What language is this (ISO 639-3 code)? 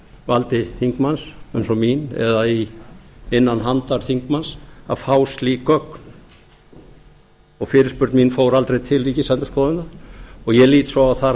isl